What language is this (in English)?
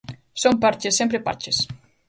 Galician